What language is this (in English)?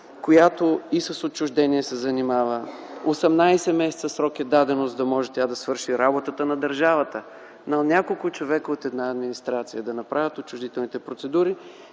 Bulgarian